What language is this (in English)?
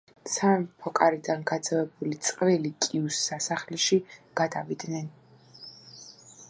Georgian